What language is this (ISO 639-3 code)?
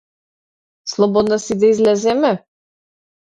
mkd